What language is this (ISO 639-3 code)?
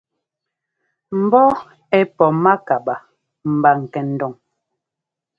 jgo